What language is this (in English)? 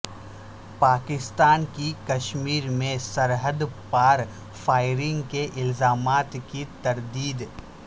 Urdu